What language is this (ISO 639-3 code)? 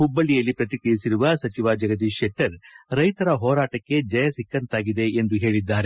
kan